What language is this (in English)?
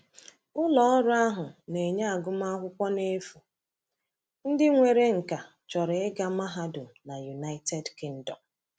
Igbo